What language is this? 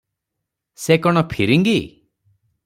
Odia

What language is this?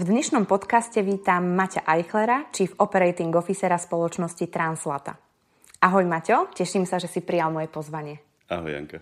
Slovak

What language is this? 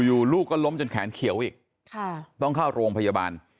Thai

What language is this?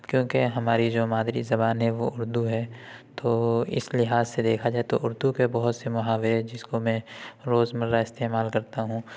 Urdu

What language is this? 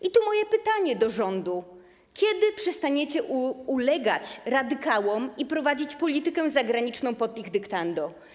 Polish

